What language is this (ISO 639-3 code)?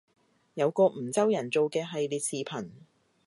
yue